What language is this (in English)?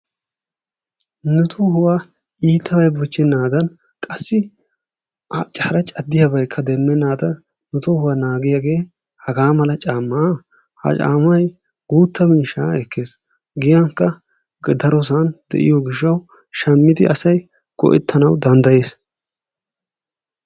Wolaytta